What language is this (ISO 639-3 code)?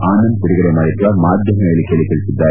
kan